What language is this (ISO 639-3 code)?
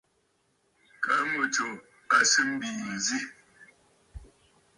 bfd